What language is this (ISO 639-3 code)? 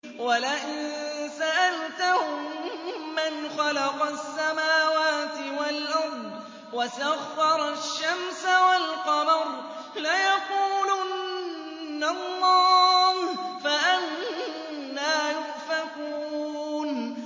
ara